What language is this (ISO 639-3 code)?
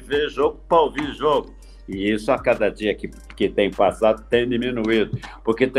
por